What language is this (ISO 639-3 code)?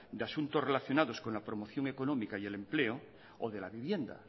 spa